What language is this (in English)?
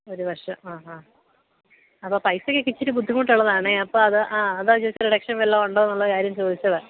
Malayalam